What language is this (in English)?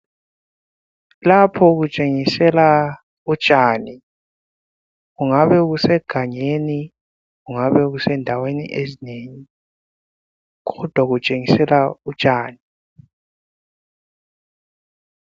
North Ndebele